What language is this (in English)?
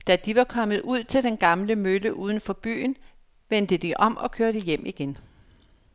Danish